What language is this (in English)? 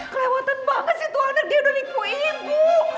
Indonesian